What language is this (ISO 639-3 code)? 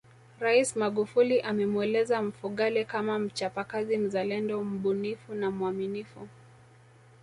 swa